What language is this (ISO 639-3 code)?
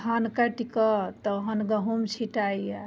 mai